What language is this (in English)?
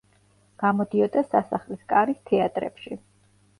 Georgian